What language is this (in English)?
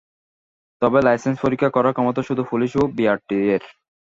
Bangla